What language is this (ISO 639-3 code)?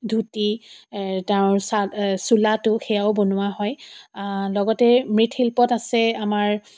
asm